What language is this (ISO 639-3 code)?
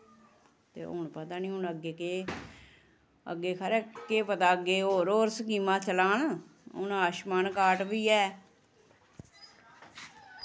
doi